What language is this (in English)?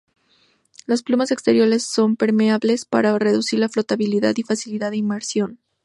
Spanish